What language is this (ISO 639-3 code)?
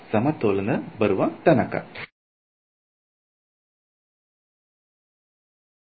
kan